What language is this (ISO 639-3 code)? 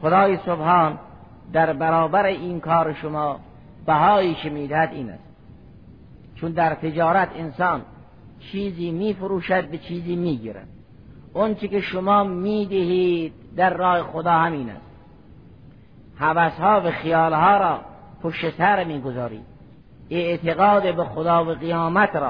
fas